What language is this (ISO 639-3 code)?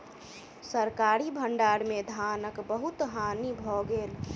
mai